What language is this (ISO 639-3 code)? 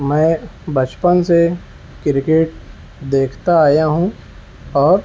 urd